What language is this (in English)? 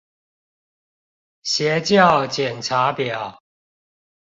Chinese